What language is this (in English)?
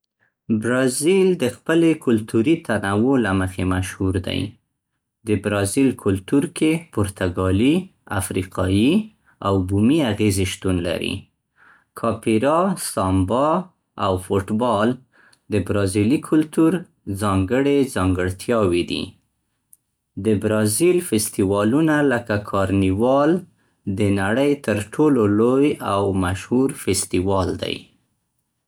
Central Pashto